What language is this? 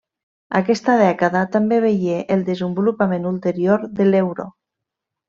Catalan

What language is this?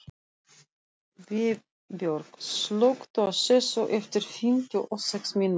Icelandic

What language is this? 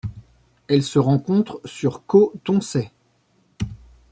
French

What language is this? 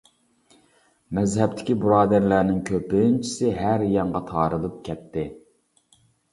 Uyghur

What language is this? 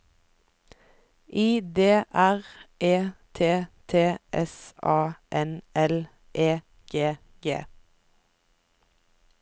Norwegian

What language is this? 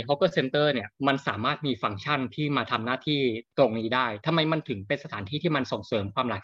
Thai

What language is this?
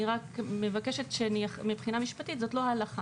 Hebrew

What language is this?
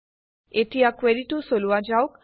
Assamese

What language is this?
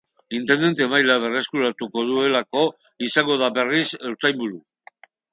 Basque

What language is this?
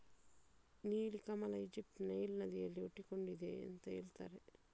Kannada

